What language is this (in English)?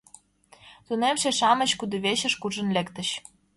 Mari